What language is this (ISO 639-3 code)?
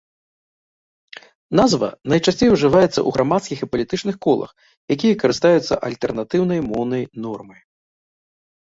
bel